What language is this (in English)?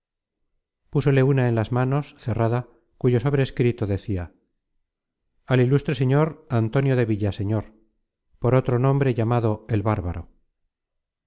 Spanish